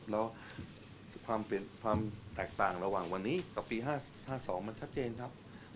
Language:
Thai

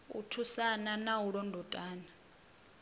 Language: Venda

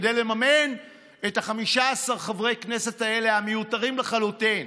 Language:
Hebrew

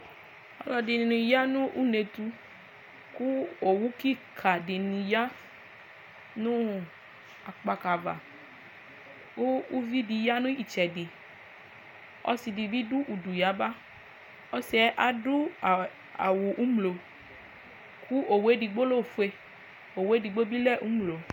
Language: Ikposo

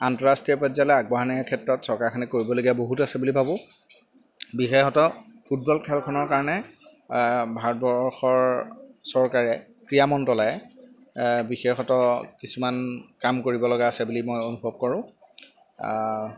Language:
Assamese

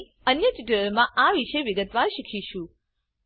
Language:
Gujarati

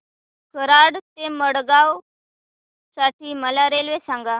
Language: Marathi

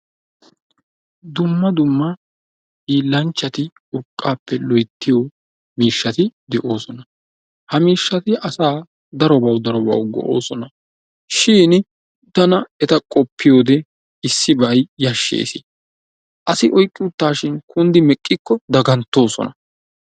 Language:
Wolaytta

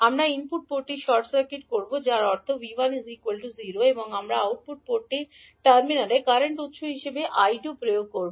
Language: Bangla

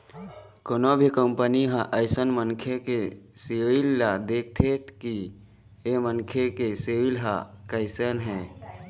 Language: Chhattisgarhi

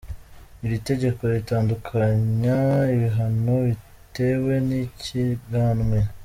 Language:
Kinyarwanda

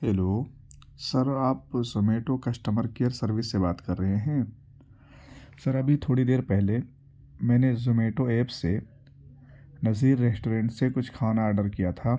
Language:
Urdu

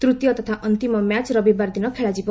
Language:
Odia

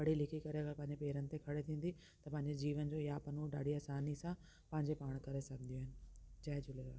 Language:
Sindhi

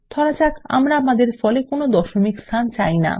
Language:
Bangla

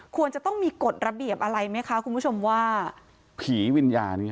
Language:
Thai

